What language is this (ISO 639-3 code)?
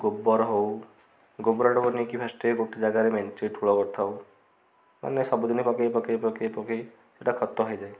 ori